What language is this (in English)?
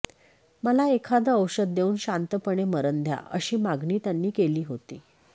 Marathi